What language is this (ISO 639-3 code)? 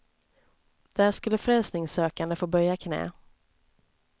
swe